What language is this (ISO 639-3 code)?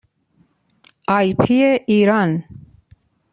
fas